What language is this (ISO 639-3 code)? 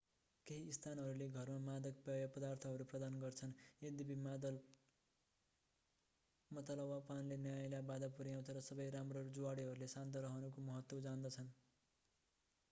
nep